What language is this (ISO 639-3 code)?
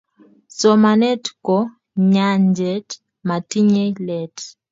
kln